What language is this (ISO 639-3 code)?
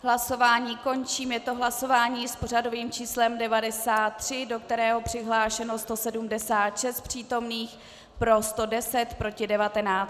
ces